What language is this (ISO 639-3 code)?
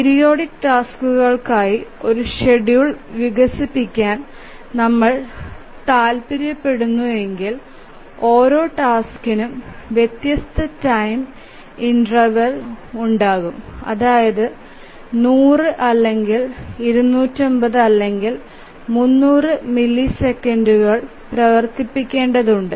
mal